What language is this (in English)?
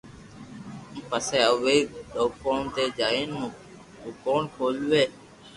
Loarki